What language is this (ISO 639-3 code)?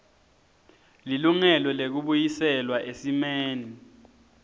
ssw